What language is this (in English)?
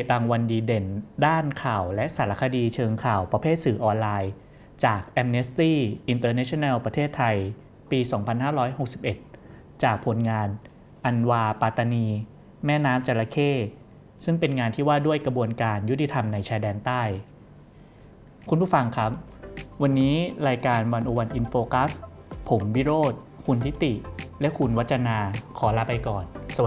Thai